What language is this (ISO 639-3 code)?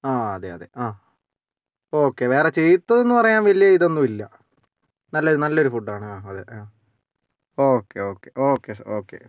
mal